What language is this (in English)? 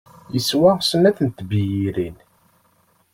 Kabyle